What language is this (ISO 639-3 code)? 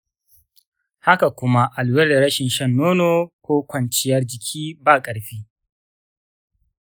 hau